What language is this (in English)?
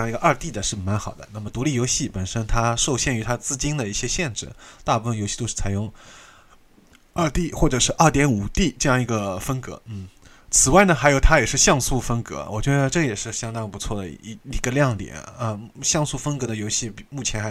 Chinese